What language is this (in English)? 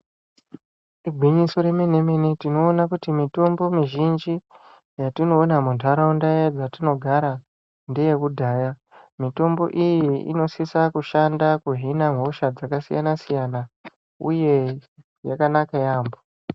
Ndau